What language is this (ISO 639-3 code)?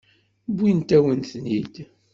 kab